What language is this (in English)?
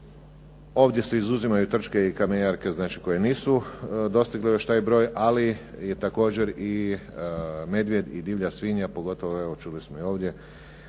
Croatian